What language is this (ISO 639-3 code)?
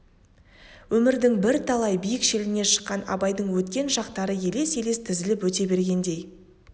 kaz